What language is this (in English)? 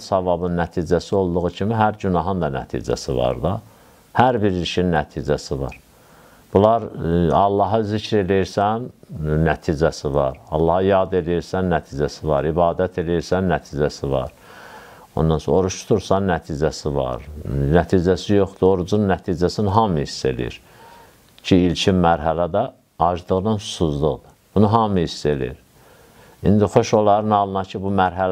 Turkish